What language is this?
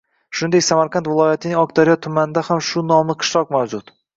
Uzbek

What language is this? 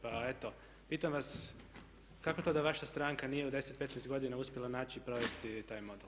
Croatian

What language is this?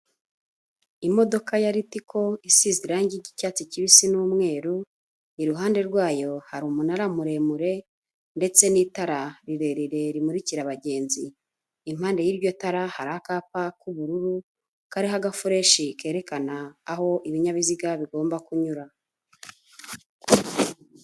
Kinyarwanda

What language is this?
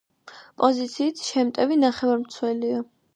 Georgian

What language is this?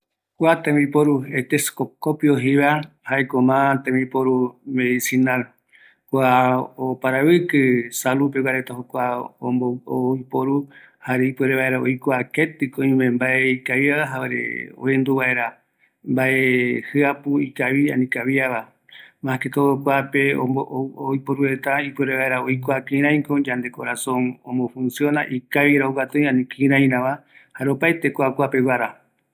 Eastern Bolivian Guaraní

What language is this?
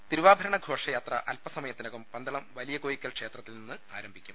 Malayalam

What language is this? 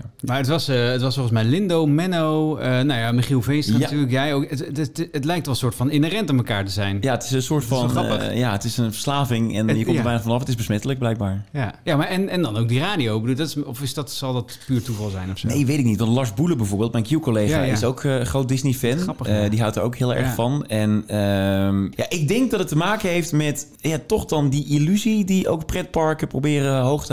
Dutch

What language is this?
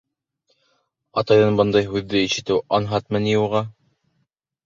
Bashkir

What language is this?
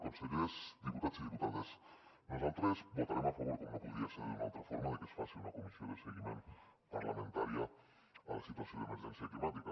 Catalan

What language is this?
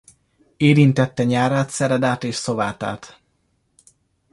Hungarian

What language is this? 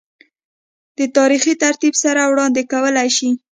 Pashto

